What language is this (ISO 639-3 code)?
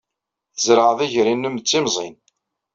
kab